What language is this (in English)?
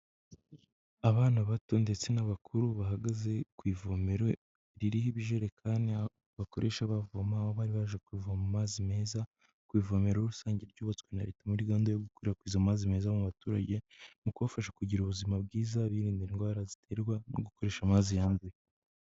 Kinyarwanda